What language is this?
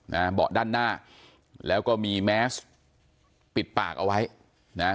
Thai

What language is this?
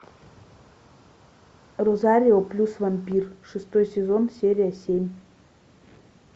Russian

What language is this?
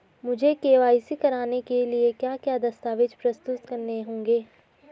Hindi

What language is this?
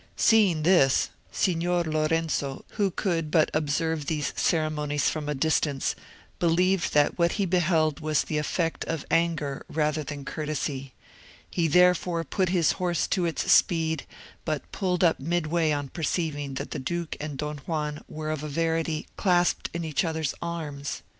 English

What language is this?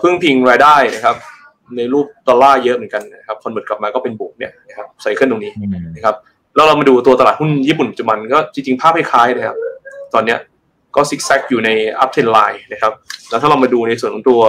Thai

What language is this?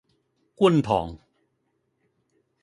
Cantonese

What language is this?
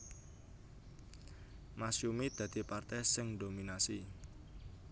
Javanese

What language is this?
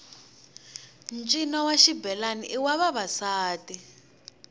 Tsonga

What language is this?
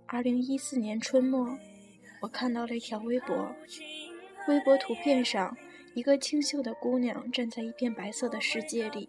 Chinese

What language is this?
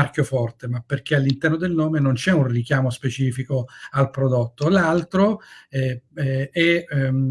Italian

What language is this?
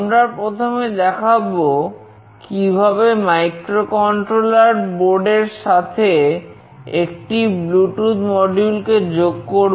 Bangla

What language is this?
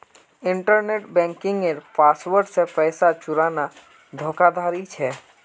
Magahi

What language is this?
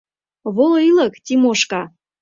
Mari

